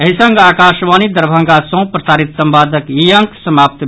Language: Maithili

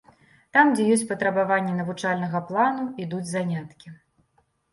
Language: Belarusian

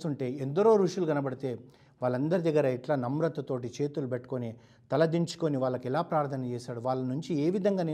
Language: Telugu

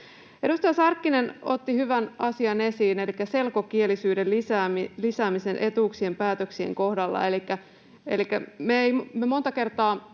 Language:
Finnish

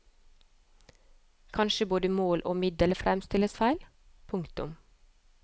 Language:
Norwegian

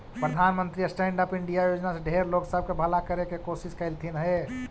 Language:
Magahi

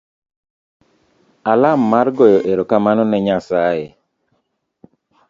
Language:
Luo (Kenya and Tanzania)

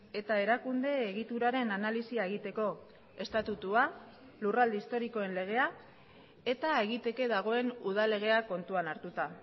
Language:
Basque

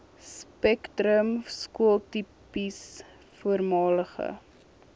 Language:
Afrikaans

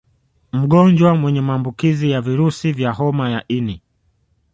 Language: Swahili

